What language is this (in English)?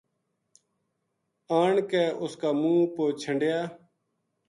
Gujari